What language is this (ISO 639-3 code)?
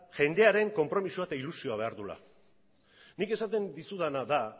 eus